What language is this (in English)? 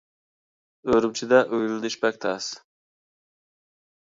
Uyghur